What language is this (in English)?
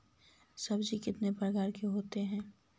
Magahi